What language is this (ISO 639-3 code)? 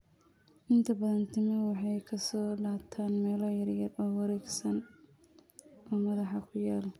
som